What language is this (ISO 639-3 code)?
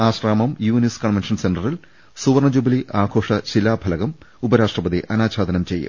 mal